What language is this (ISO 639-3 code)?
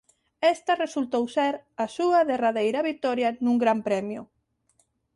glg